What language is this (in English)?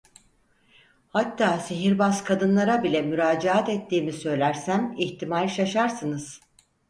Turkish